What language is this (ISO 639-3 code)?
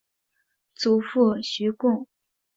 zho